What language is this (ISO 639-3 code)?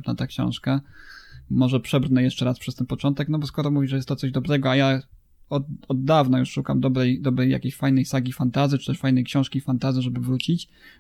pol